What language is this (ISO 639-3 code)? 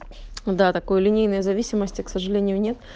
rus